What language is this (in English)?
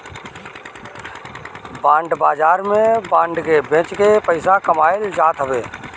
Bhojpuri